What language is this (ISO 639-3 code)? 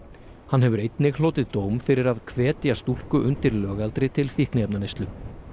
isl